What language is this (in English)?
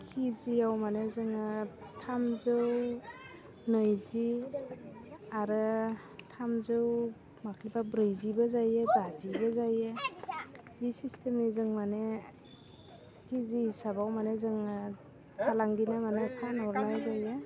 Bodo